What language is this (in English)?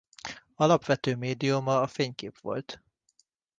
Hungarian